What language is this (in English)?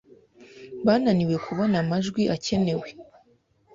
Kinyarwanda